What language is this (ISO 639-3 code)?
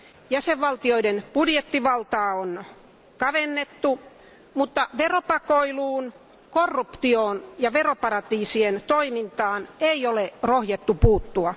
fin